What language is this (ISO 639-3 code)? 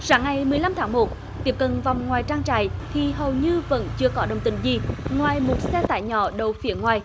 vie